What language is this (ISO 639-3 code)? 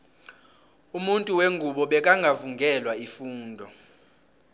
nbl